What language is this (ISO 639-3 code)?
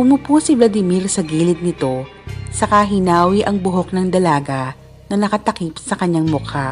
fil